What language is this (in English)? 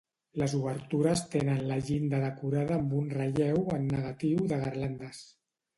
Catalan